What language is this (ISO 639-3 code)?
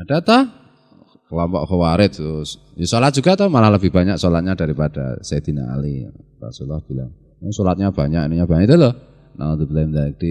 ind